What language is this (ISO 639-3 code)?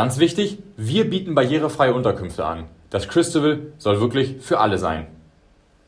deu